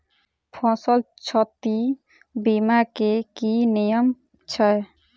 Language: Maithili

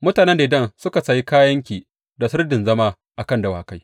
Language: Hausa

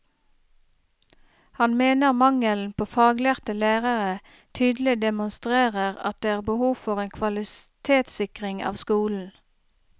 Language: Norwegian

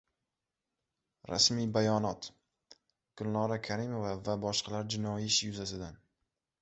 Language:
Uzbek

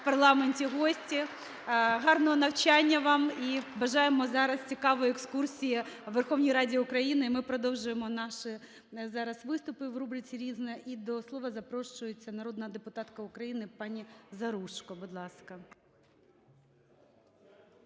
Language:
Ukrainian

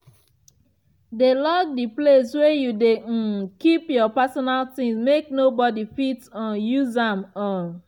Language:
Nigerian Pidgin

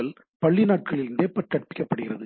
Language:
Tamil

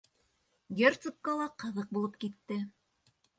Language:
Bashkir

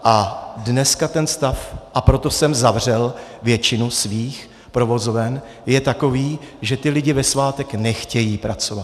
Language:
Czech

